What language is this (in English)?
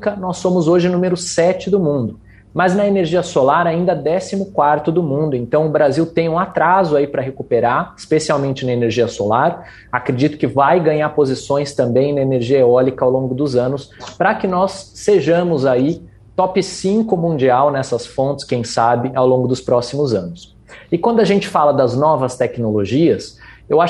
Portuguese